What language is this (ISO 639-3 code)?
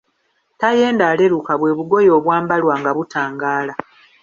lug